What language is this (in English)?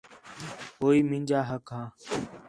Khetrani